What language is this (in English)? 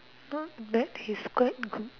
English